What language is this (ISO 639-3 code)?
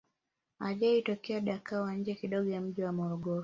swa